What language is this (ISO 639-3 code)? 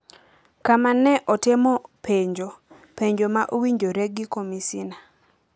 luo